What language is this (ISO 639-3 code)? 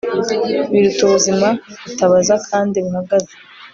kin